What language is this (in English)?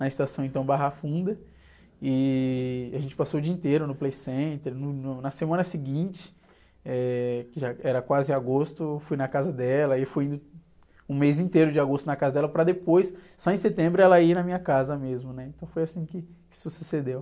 Portuguese